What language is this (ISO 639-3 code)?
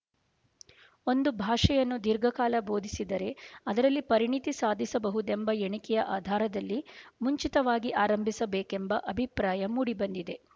kan